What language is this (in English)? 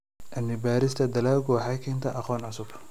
Somali